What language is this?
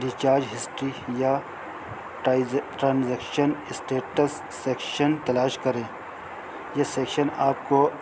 Urdu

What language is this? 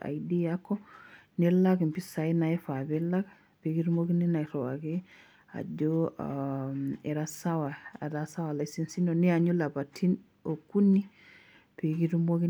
Masai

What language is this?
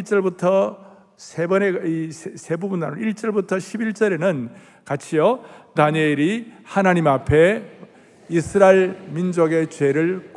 Korean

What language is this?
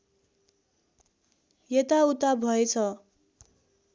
Nepali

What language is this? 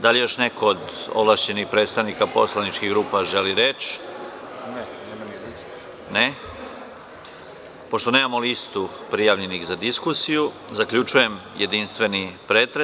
Serbian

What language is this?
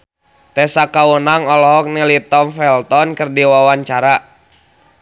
Sundanese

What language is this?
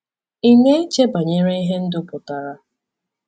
Igbo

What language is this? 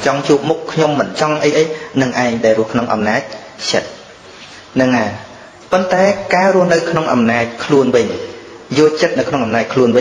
Vietnamese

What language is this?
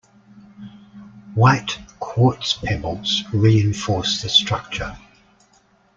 English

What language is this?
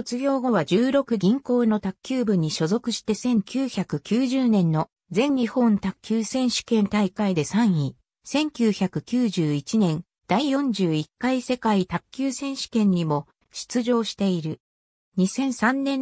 Japanese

